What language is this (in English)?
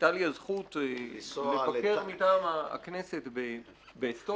Hebrew